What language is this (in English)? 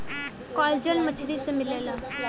Bhojpuri